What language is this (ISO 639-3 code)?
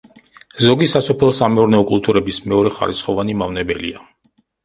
kat